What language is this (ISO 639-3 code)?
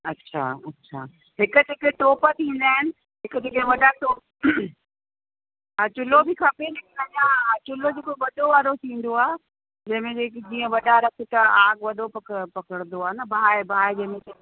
snd